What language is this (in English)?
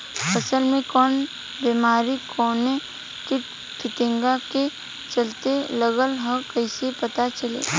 Bhojpuri